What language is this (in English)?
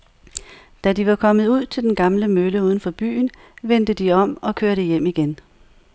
Danish